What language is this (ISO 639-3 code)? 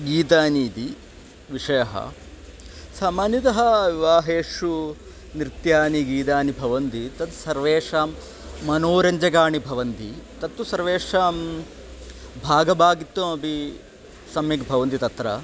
san